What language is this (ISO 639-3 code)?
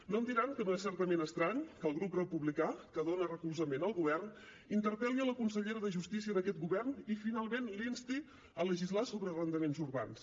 cat